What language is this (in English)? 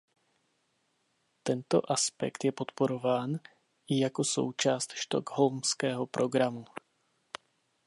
Czech